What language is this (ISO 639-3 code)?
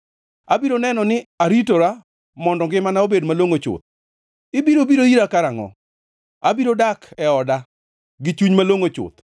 luo